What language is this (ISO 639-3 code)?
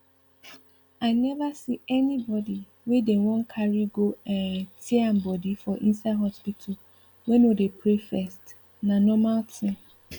pcm